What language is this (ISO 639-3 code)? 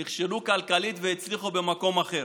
heb